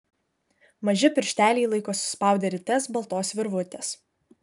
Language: Lithuanian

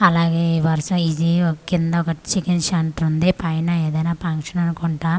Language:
Telugu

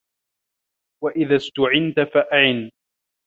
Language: Arabic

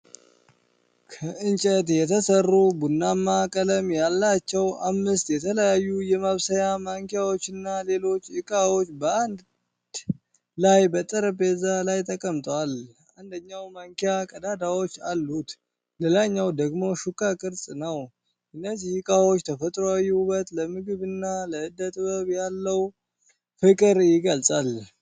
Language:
Amharic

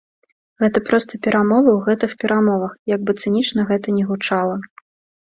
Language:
Belarusian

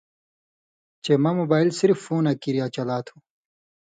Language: Indus Kohistani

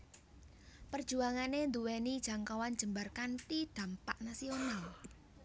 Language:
Javanese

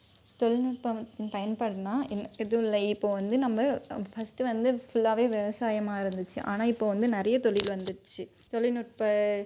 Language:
Tamil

